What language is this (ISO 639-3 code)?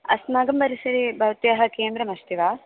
san